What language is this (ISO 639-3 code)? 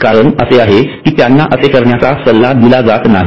mar